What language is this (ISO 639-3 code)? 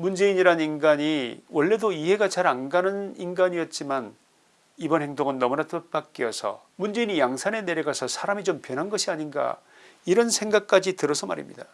kor